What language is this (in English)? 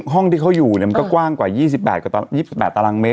Thai